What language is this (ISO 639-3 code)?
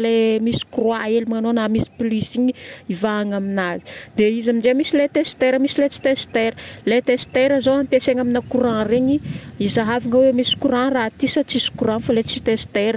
bmm